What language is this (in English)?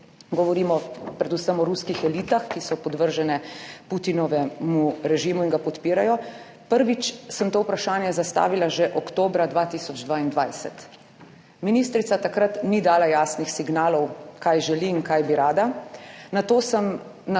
Slovenian